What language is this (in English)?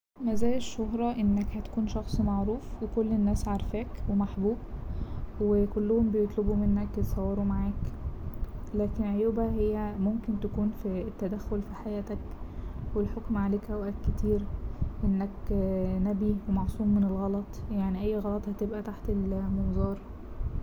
Egyptian Arabic